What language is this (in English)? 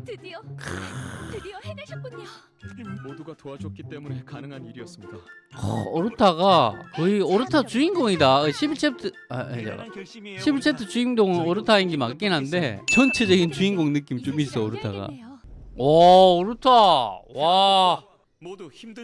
Korean